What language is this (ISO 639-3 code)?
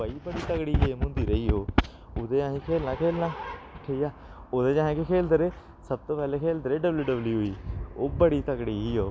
doi